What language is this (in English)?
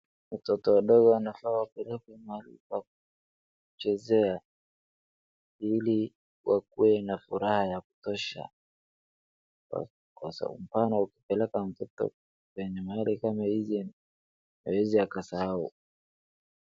Swahili